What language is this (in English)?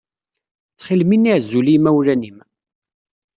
Kabyle